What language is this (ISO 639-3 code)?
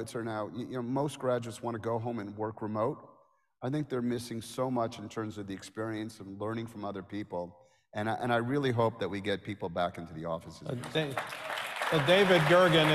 eng